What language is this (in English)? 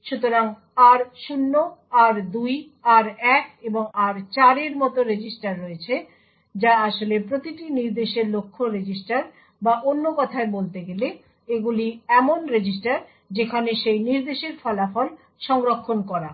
Bangla